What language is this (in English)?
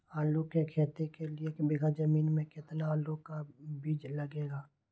Magahi